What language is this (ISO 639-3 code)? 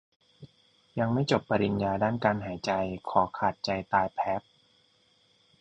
tha